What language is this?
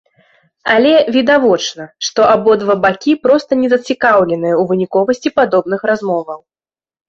Belarusian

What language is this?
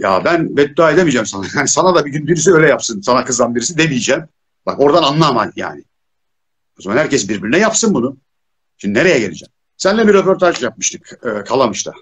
Turkish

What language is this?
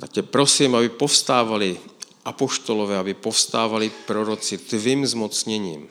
Czech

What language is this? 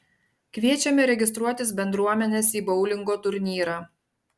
Lithuanian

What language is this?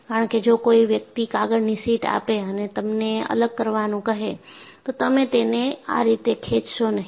Gujarati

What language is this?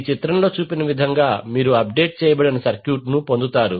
Telugu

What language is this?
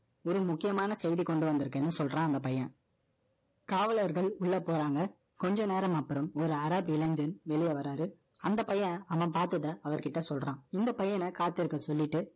Tamil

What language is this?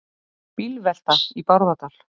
Icelandic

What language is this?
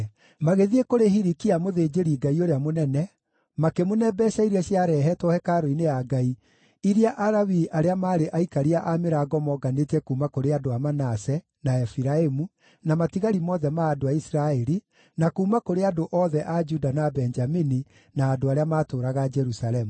Kikuyu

